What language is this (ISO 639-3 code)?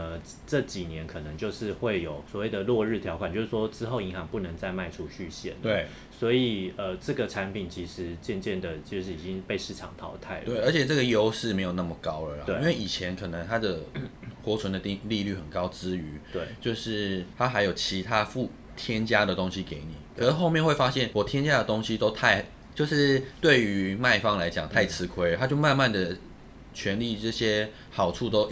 zho